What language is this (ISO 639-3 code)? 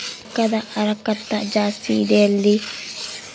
kan